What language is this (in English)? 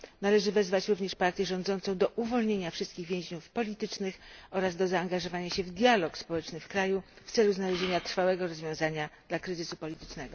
Polish